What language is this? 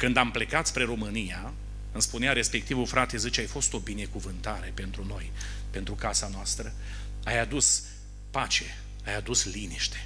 Romanian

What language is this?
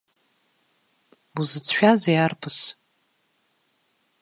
Abkhazian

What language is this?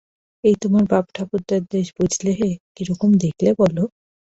Bangla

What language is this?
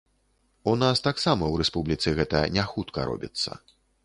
Belarusian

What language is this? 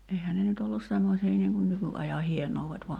Finnish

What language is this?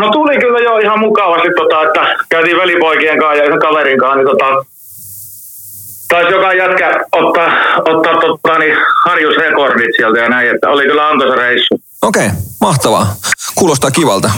Finnish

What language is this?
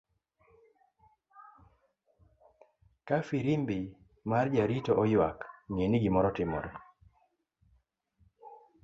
Luo (Kenya and Tanzania)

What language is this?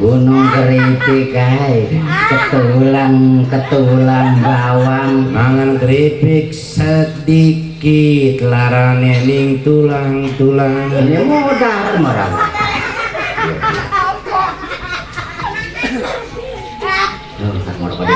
Indonesian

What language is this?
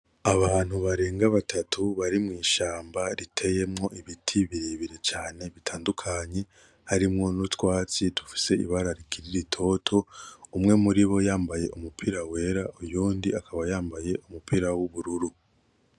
Rundi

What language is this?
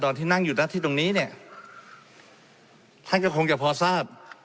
Thai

